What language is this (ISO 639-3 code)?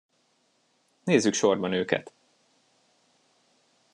hun